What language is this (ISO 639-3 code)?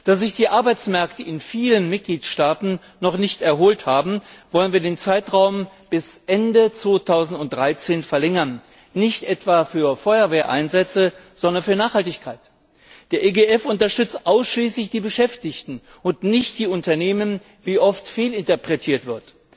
deu